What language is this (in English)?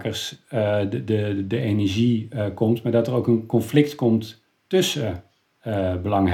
Dutch